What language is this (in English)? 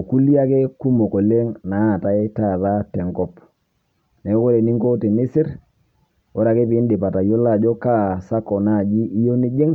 Masai